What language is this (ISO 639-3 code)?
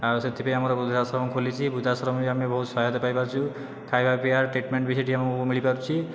ori